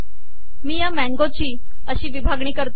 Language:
Marathi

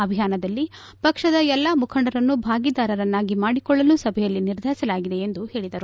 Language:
Kannada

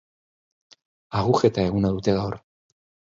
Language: Basque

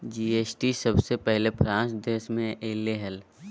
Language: Magahi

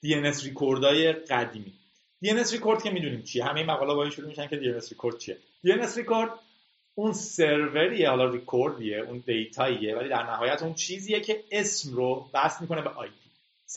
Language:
Persian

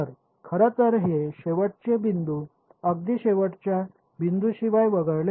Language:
Marathi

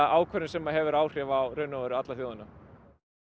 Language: Icelandic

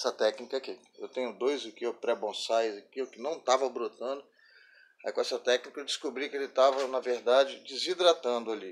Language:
Portuguese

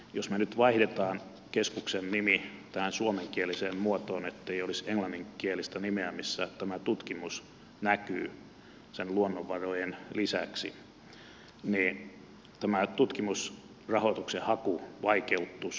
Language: Finnish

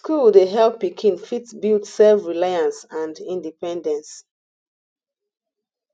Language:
Nigerian Pidgin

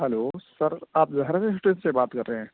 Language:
Urdu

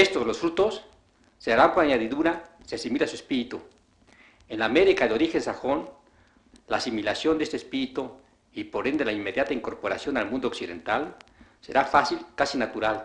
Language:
Spanish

